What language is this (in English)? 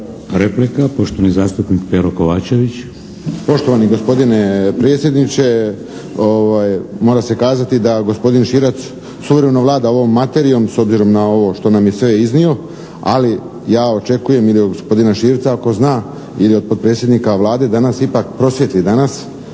Croatian